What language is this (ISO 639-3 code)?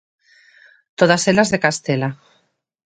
glg